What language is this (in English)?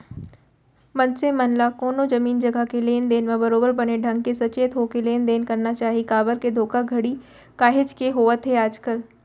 Chhattisgarhi